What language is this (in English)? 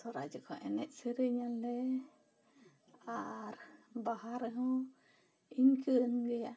Santali